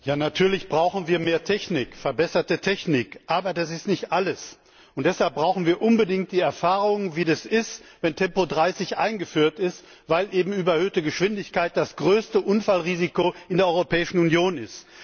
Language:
German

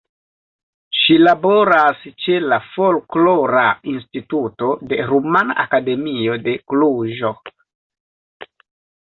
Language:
Esperanto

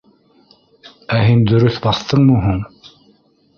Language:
Bashkir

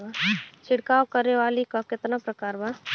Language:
Bhojpuri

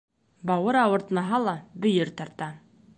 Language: Bashkir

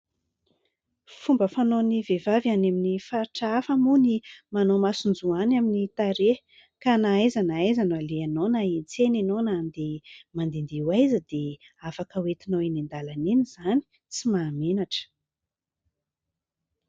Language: Malagasy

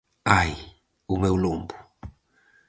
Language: Galician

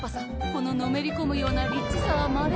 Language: Japanese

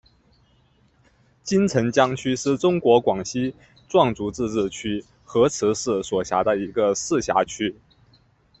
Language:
Chinese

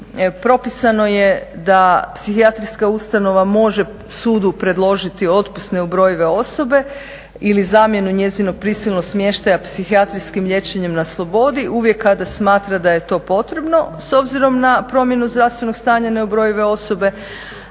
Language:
Croatian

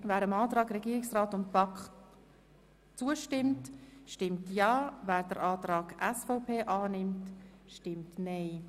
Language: Swiss German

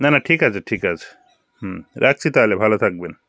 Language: Bangla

